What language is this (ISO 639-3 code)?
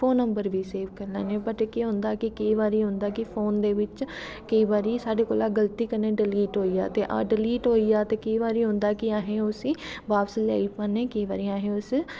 doi